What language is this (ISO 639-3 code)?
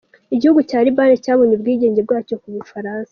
kin